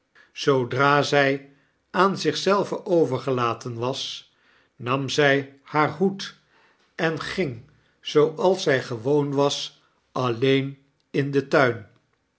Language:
Dutch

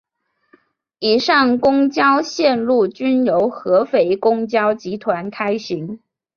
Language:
Chinese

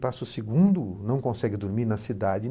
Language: Portuguese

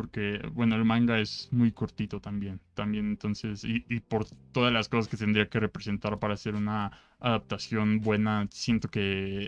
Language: Spanish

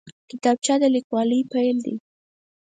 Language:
Pashto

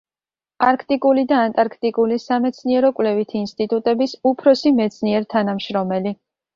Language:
Georgian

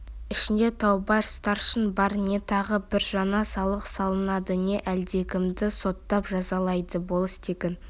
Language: Kazakh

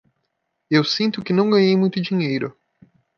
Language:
Portuguese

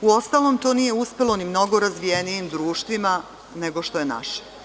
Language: Serbian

